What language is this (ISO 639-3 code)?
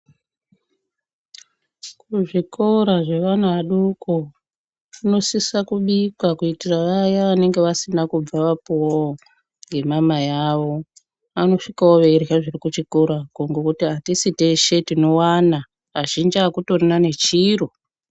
ndc